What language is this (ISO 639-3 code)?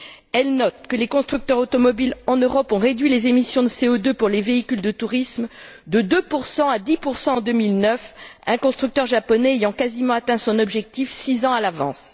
fra